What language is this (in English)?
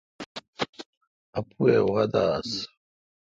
Kalkoti